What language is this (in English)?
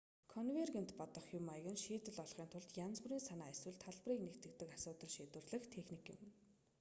Mongolian